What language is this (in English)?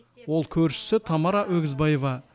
Kazakh